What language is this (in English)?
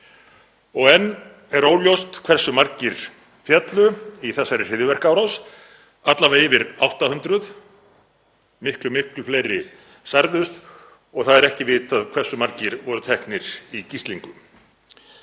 Icelandic